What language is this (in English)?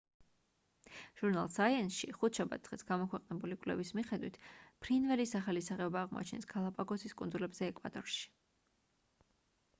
Georgian